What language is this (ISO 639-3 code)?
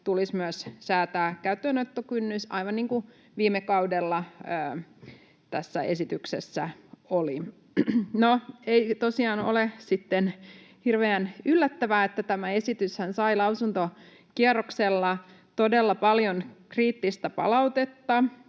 fin